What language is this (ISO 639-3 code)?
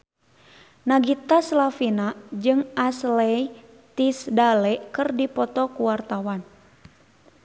sun